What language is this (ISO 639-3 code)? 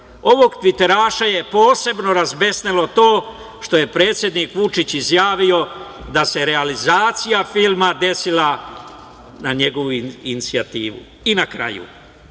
srp